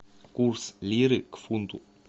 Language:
Russian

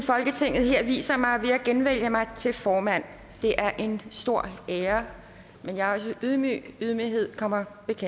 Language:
Danish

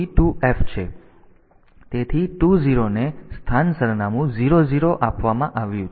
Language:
Gujarati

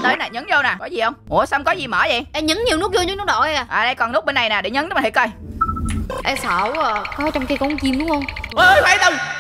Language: Vietnamese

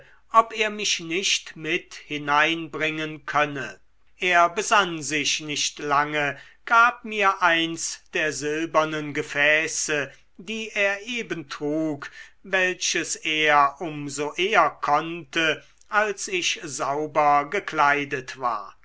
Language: German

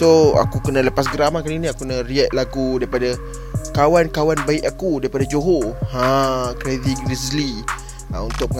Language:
Malay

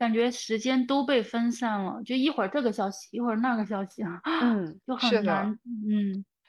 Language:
Chinese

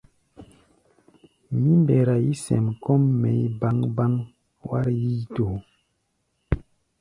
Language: Gbaya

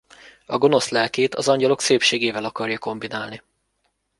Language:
Hungarian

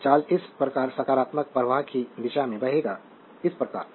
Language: Hindi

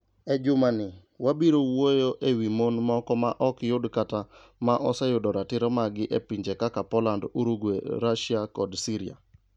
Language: Luo (Kenya and Tanzania)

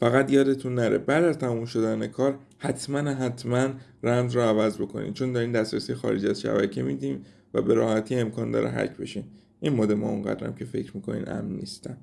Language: Persian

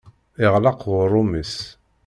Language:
Kabyle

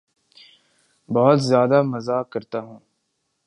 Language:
Urdu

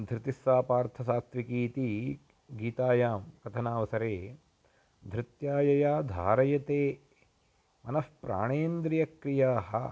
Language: Sanskrit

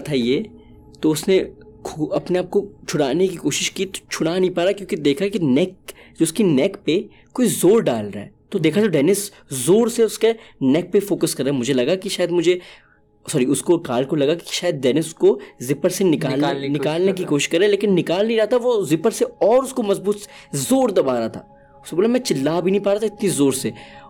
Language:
Urdu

